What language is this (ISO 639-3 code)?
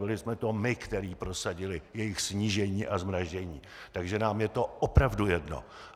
ces